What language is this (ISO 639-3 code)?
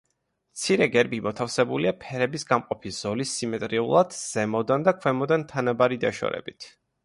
kat